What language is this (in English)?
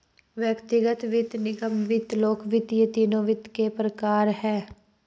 Hindi